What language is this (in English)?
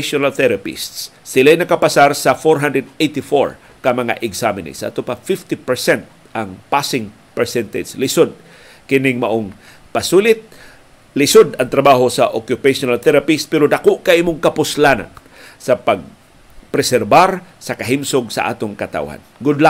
Filipino